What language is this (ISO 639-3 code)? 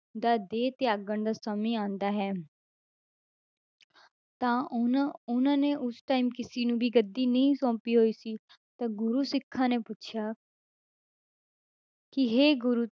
pan